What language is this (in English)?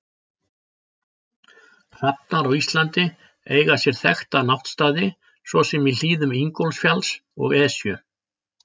Icelandic